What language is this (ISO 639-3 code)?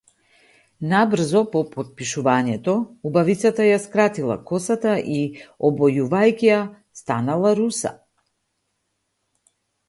mkd